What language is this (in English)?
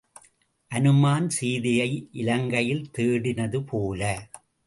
Tamil